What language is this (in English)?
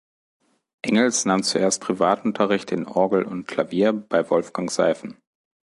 German